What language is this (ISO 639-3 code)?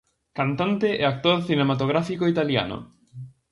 glg